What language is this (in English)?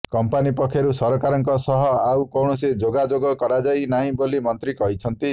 Odia